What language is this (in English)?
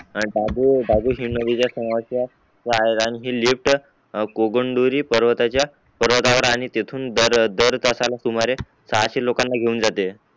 Marathi